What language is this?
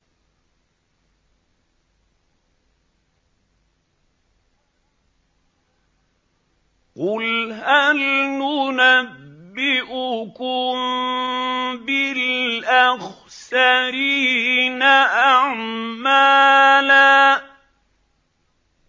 Arabic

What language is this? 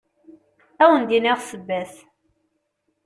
Kabyle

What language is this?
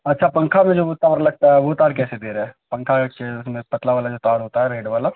Urdu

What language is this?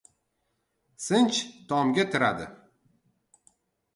Uzbek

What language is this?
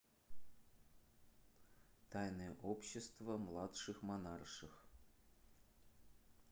Russian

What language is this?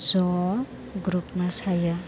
Bodo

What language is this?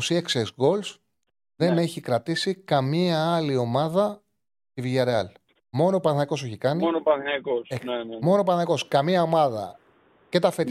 Greek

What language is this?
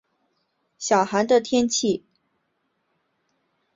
Chinese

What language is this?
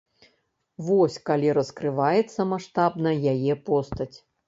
Belarusian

